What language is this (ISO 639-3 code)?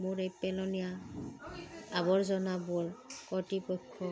asm